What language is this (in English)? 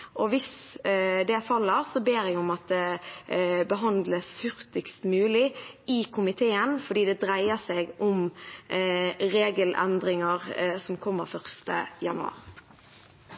Norwegian Bokmål